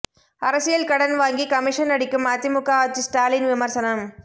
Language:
Tamil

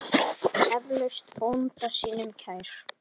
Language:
Icelandic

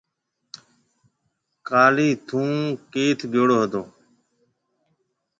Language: Marwari (Pakistan)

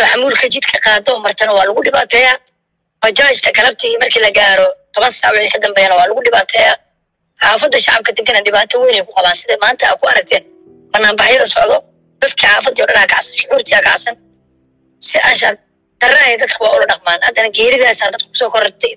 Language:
Arabic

